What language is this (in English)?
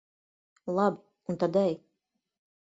Latvian